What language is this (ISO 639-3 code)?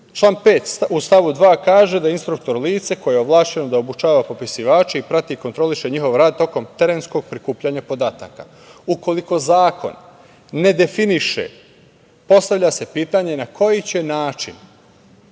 srp